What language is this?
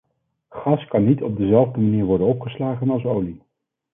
Dutch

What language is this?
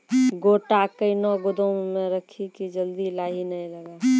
Maithili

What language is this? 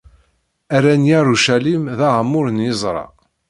Kabyle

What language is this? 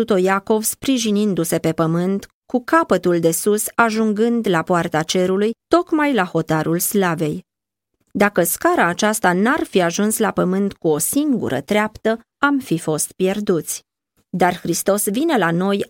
Romanian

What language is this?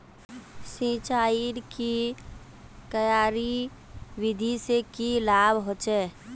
Magahi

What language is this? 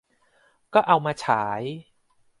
Thai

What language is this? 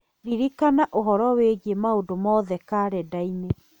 Kikuyu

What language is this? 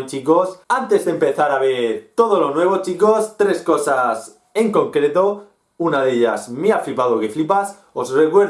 Spanish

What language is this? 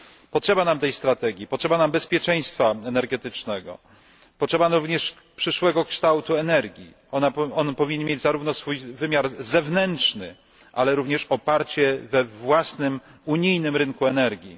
Polish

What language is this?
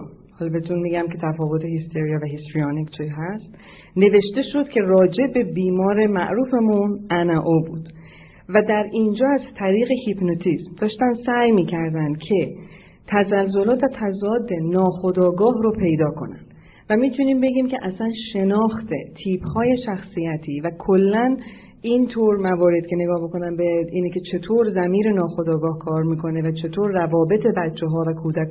Persian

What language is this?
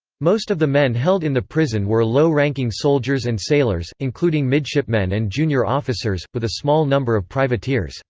English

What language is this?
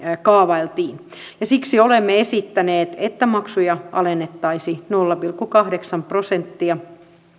Finnish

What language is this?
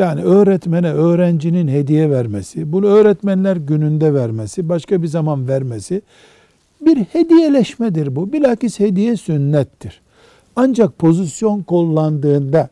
Turkish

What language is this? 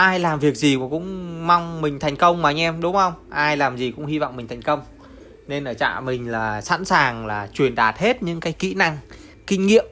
Vietnamese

